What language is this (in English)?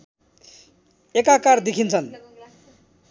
Nepali